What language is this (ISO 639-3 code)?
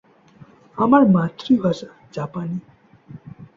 ben